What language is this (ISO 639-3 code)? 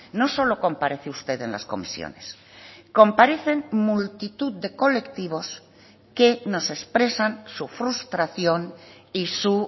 spa